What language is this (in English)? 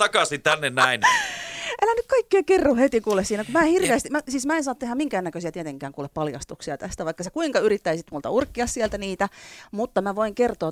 Finnish